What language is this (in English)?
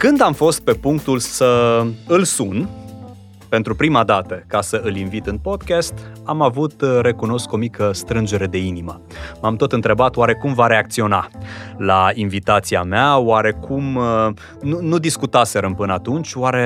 Romanian